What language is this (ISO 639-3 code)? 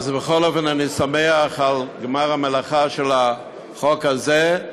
heb